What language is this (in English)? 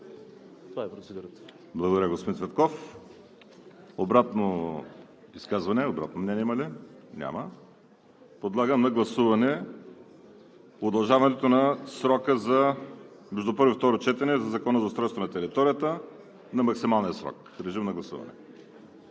Bulgarian